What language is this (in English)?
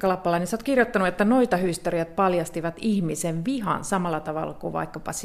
Finnish